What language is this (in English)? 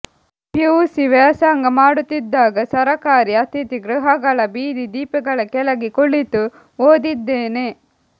Kannada